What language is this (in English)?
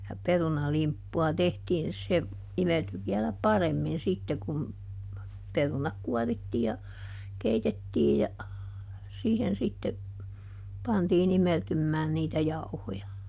Finnish